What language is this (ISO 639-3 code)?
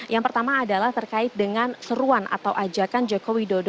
ind